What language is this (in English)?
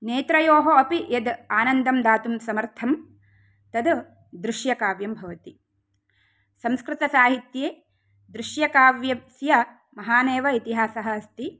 Sanskrit